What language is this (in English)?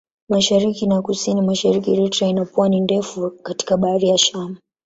Swahili